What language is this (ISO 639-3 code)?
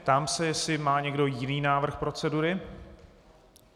ces